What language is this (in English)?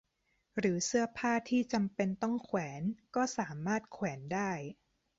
Thai